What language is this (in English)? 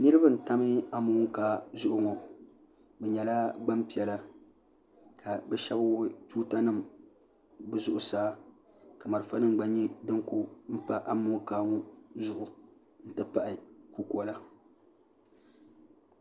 Dagbani